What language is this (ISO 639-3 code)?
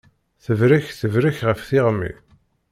kab